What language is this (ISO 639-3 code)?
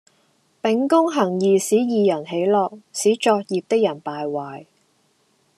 yue